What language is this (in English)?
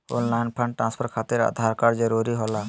Magahi